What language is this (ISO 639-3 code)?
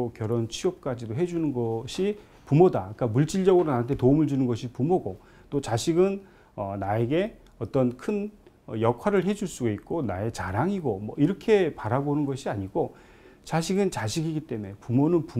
kor